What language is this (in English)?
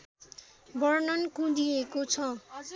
Nepali